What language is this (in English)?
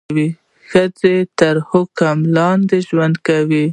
Pashto